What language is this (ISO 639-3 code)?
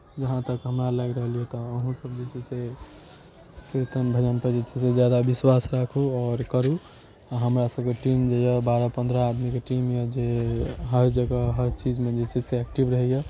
mai